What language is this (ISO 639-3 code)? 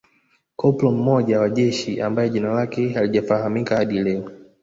swa